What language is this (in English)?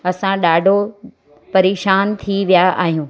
Sindhi